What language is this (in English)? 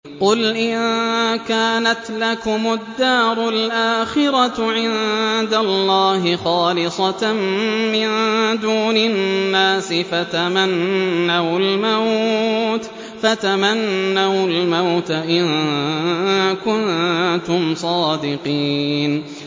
Arabic